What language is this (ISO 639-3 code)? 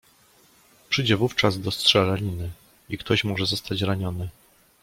pol